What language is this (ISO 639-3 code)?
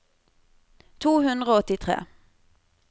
nor